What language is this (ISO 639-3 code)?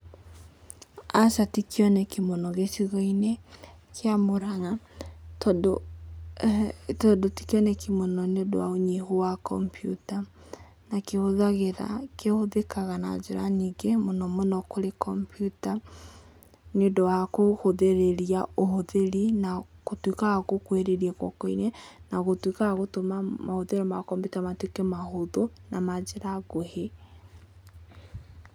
kik